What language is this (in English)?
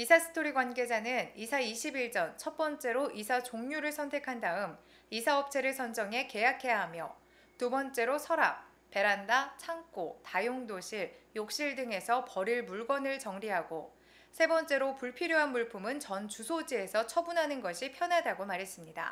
Korean